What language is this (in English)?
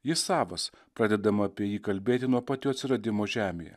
Lithuanian